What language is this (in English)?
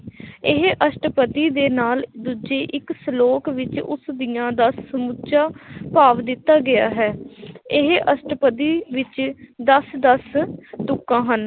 Punjabi